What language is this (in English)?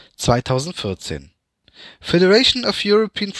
German